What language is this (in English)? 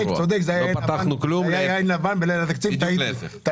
Hebrew